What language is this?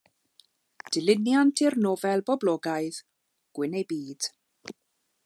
Welsh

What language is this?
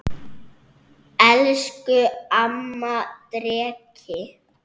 Icelandic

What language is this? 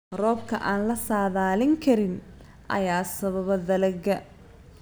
Somali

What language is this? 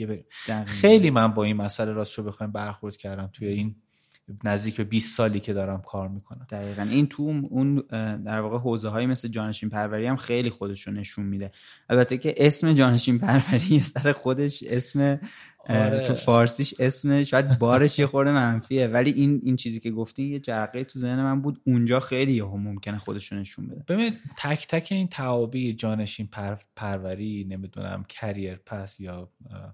Persian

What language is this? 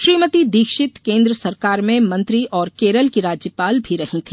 Hindi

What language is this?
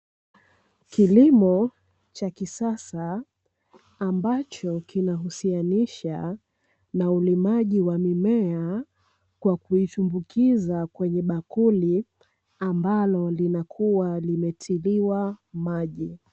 Swahili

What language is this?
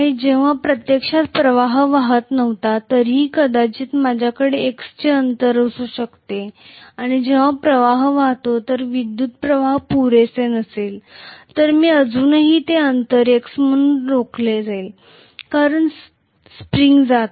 Marathi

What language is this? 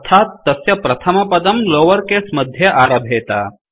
Sanskrit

